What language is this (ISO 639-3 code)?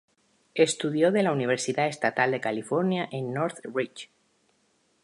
spa